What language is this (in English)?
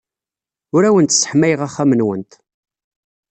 Kabyle